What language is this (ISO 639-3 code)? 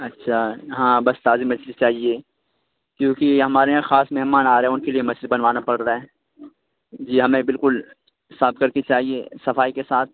urd